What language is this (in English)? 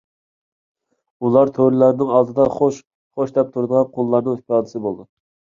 Uyghur